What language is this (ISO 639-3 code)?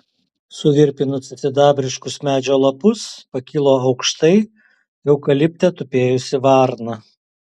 lit